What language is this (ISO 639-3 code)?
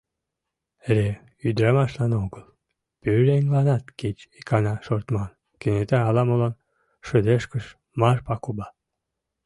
chm